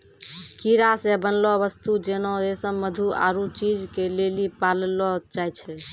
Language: Maithili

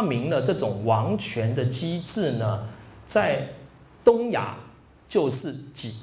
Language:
Chinese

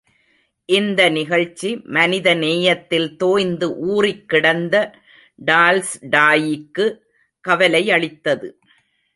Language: Tamil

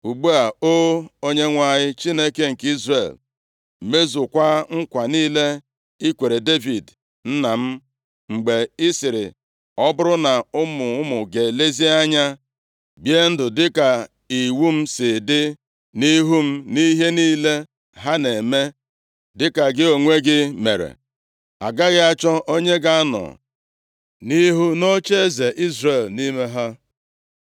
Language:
Igbo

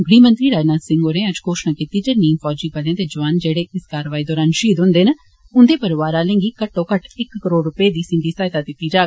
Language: Dogri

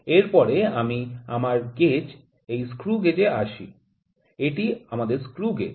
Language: Bangla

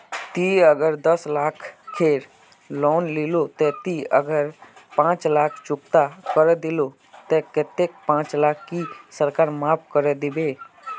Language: Magahi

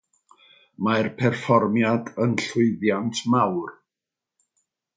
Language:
Welsh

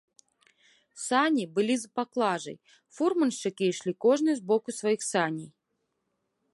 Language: Belarusian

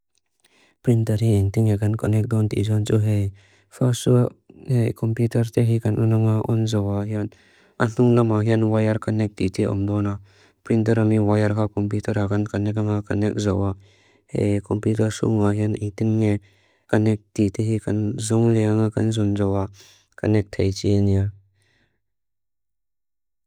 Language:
Mizo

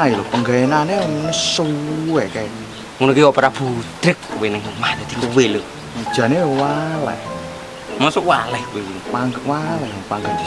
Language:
Indonesian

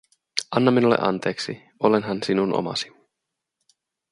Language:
Finnish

